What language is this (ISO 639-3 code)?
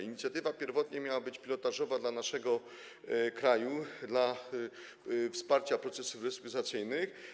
pol